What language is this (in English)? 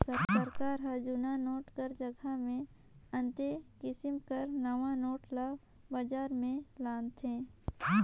Chhattisgarhi